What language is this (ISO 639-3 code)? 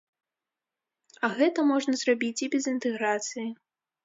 bel